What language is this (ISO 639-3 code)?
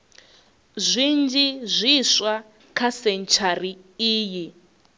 ven